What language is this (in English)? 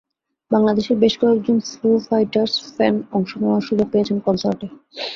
Bangla